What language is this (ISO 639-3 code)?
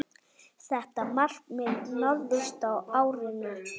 isl